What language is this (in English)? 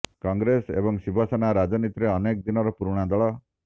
Odia